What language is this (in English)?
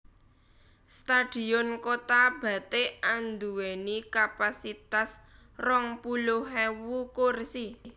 Javanese